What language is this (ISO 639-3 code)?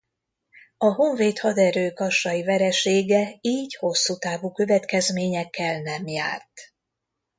hun